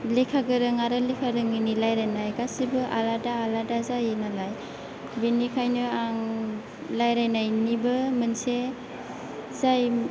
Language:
Bodo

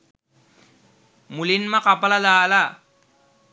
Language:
Sinhala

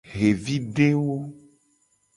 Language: Gen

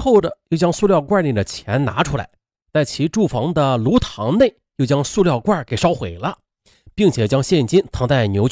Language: Chinese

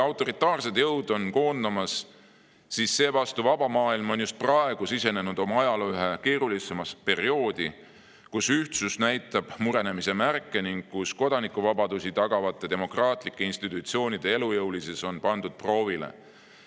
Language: Estonian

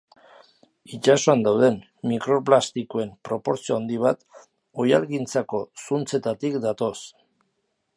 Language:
Basque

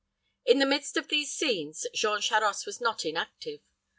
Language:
English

